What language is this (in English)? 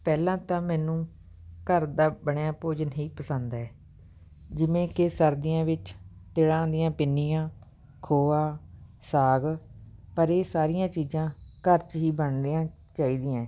Punjabi